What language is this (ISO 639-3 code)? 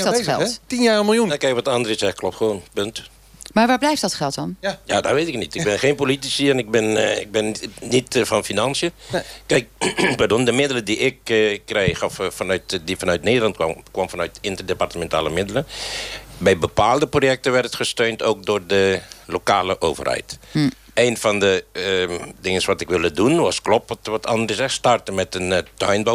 nld